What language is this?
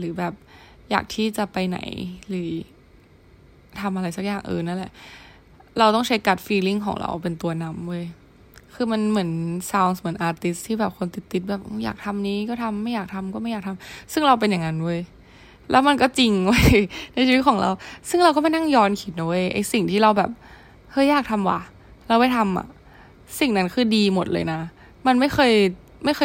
Thai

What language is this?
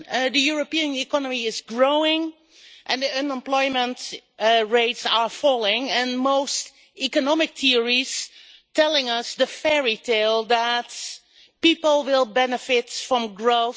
English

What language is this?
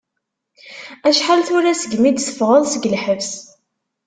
Kabyle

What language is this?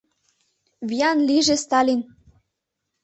Mari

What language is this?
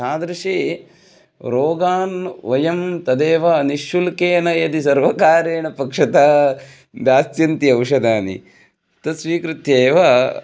Sanskrit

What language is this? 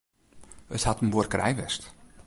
Western Frisian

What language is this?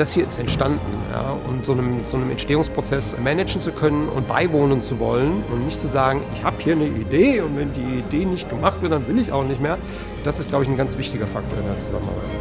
German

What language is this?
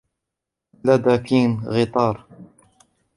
Arabic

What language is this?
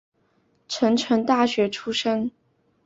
Chinese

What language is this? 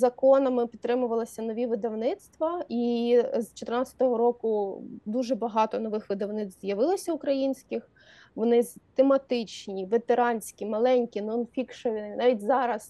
Ukrainian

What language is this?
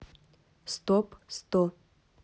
Russian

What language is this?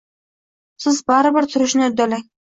Uzbek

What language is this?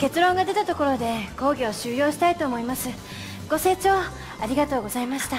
Japanese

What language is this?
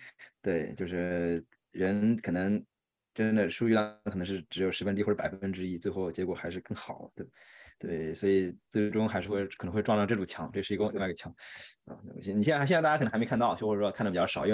Chinese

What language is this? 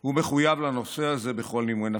Hebrew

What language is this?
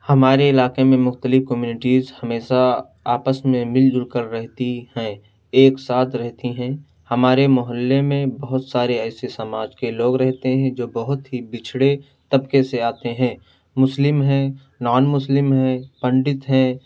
Urdu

